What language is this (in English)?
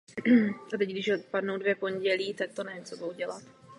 Czech